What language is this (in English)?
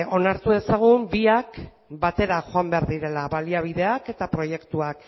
Basque